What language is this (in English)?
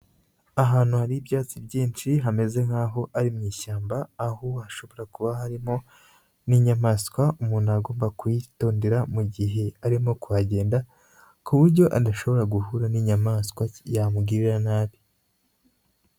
Kinyarwanda